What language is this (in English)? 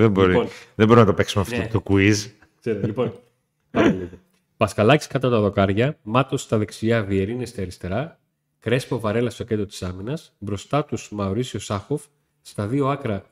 Greek